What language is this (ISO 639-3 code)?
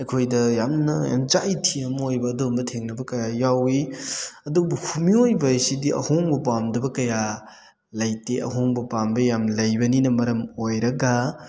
mni